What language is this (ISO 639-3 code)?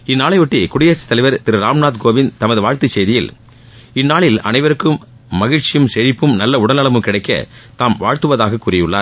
tam